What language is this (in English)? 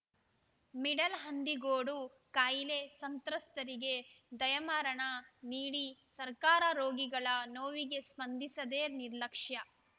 Kannada